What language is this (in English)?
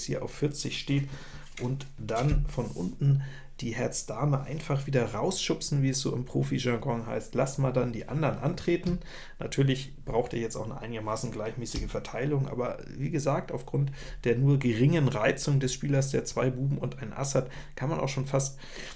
German